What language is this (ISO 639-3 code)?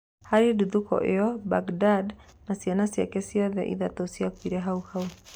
kik